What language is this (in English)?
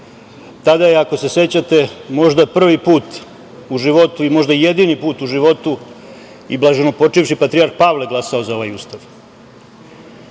Serbian